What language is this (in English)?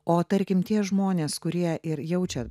Lithuanian